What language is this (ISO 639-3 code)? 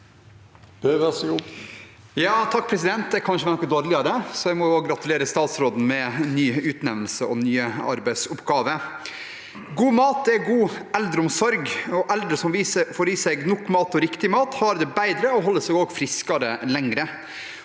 nor